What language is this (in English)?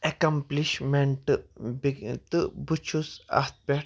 Kashmiri